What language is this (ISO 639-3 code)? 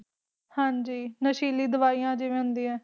pan